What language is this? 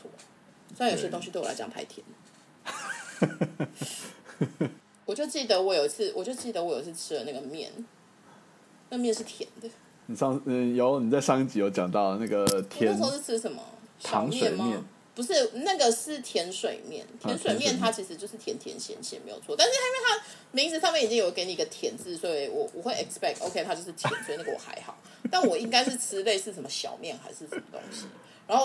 Chinese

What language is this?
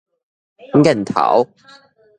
Min Nan Chinese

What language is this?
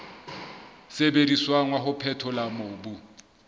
Southern Sotho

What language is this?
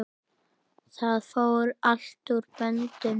Icelandic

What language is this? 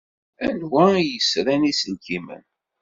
Kabyle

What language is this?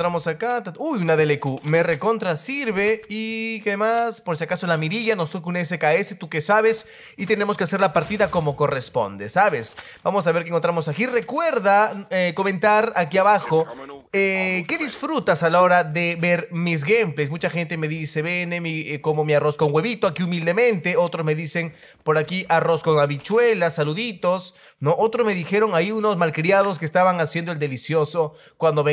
Spanish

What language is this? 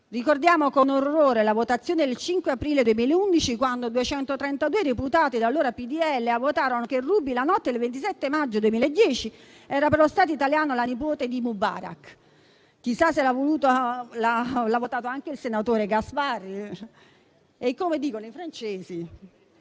Italian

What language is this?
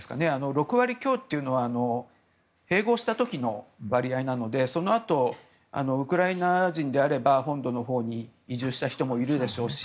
Japanese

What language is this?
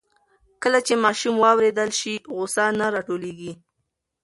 Pashto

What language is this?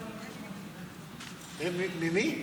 Hebrew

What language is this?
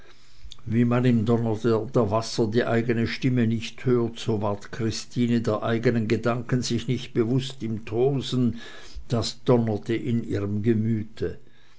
German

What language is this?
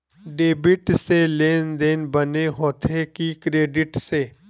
Chhattisgarhi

